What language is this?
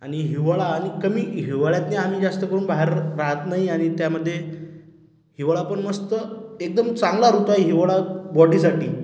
Marathi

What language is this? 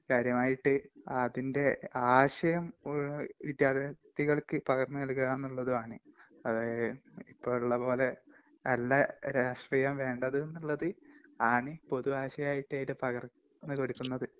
Malayalam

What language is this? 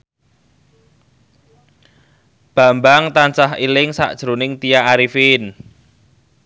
Javanese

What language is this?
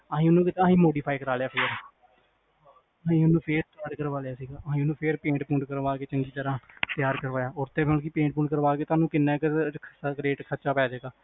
Punjabi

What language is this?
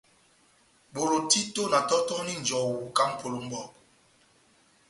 Batanga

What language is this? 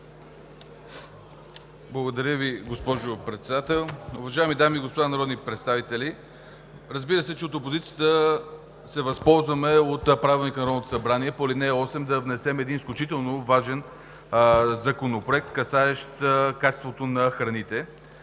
Bulgarian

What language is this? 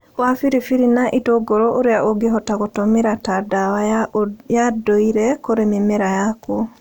Kikuyu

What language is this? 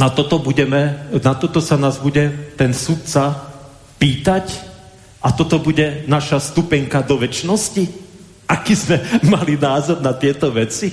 Slovak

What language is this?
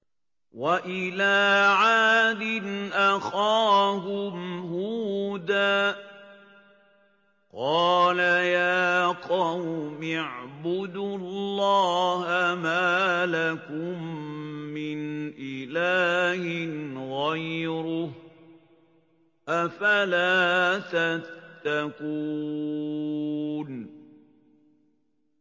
Arabic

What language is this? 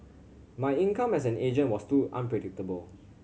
English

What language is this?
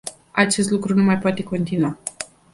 Romanian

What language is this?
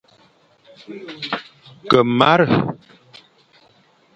Fang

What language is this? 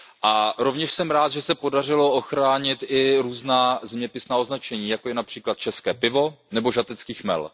Czech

